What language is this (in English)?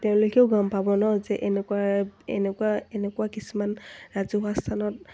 Assamese